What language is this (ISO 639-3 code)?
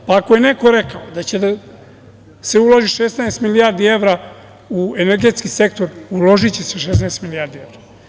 srp